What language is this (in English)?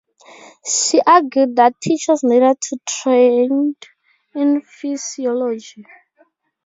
English